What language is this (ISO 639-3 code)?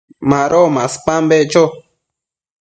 mcf